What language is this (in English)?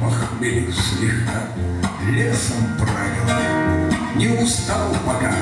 Russian